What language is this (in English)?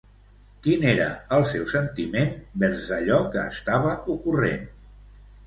Catalan